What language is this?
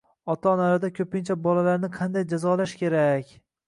Uzbek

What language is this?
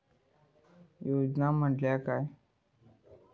Marathi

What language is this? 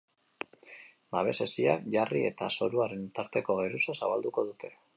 Basque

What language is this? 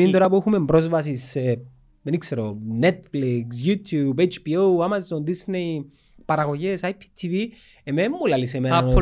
Greek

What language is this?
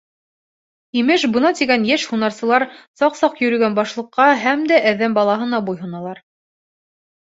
Bashkir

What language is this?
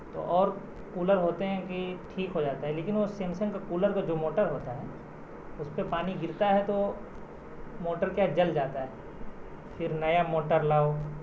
Urdu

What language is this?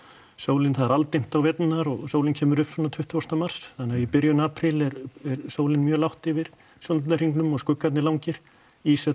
Icelandic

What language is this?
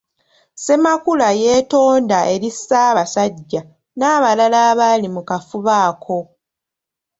Ganda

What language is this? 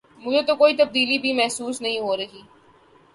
Urdu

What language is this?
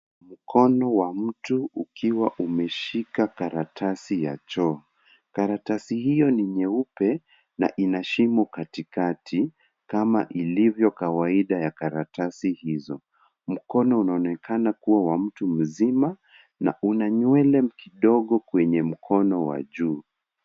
Swahili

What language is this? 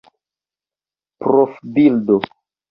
Esperanto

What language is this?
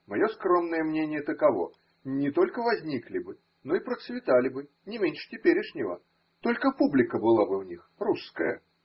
Russian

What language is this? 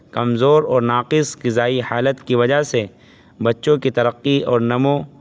Urdu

